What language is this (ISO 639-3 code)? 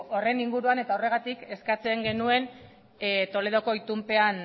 eus